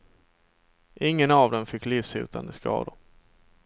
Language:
Swedish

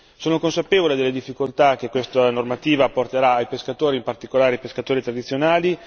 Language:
Italian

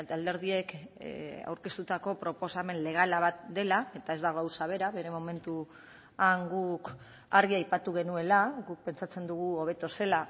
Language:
Basque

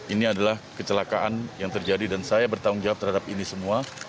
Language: Indonesian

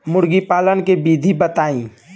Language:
Bhojpuri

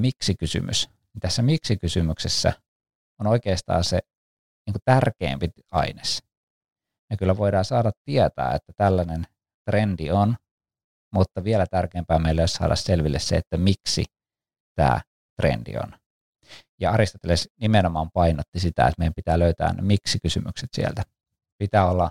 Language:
Finnish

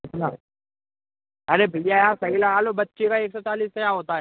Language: Hindi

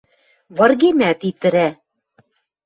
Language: Western Mari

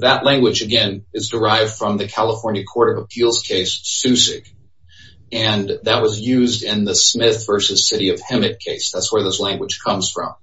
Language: English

